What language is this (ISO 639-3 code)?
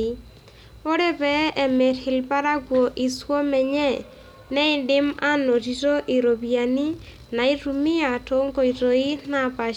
mas